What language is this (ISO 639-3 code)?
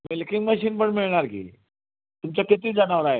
mar